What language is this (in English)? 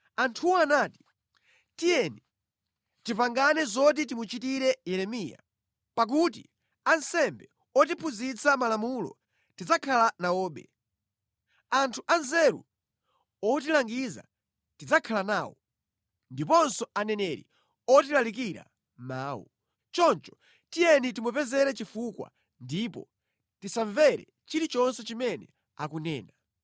Nyanja